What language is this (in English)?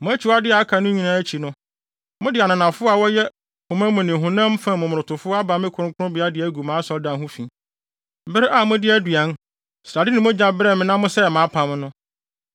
Akan